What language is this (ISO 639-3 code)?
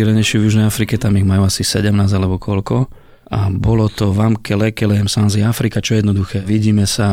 slk